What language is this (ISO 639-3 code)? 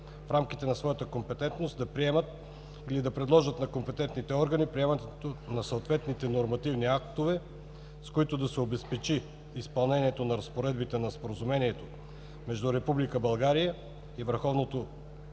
bul